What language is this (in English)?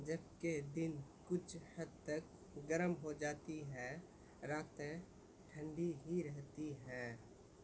Urdu